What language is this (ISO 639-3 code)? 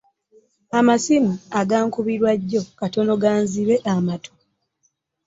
lug